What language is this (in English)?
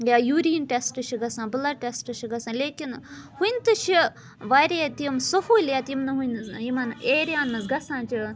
Kashmiri